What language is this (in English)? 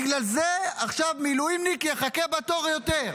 Hebrew